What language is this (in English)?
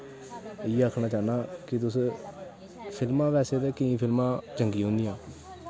Dogri